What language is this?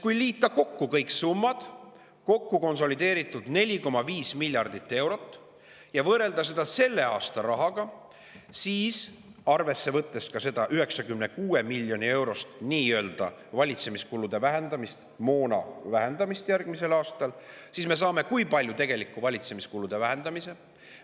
Estonian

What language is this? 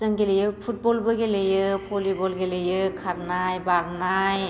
Bodo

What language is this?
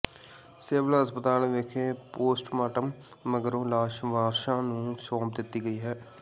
Punjabi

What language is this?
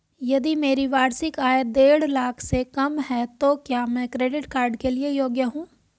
Hindi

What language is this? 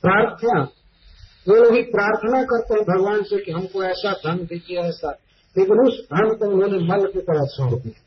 Hindi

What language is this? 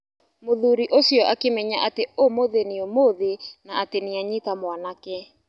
Kikuyu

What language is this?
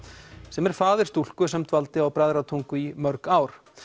Icelandic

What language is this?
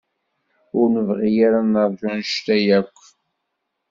Kabyle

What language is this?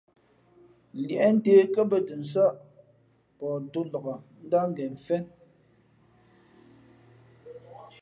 Fe'fe'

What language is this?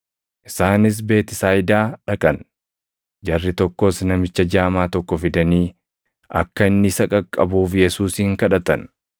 Oromo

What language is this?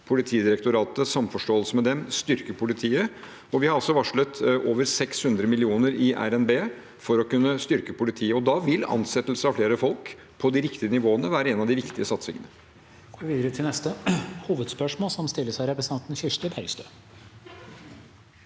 Norwegian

